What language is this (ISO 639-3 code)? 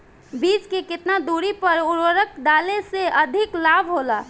bho